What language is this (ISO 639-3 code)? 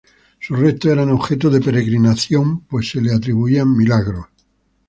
spa